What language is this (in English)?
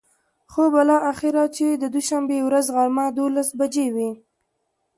Pashto